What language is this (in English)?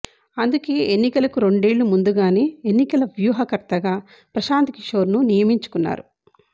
Telugu